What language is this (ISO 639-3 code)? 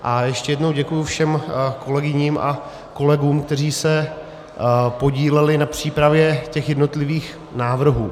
ces